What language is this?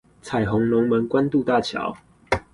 Chinese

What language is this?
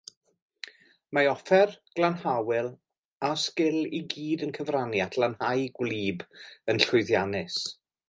Welsh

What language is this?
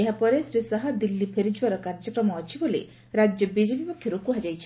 Odia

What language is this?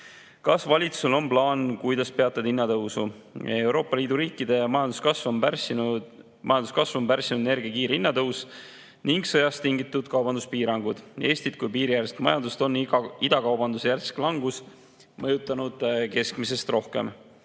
Estonian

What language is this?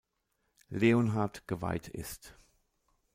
German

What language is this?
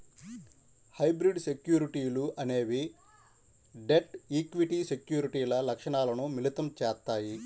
Telugu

